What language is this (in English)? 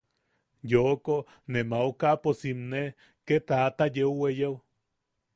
Yaqui